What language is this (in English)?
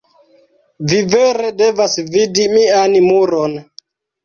Esperanto